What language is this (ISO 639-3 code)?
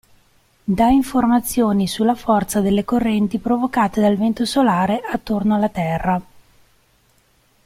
ita